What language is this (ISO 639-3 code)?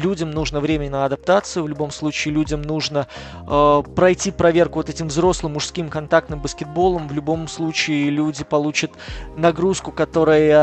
rus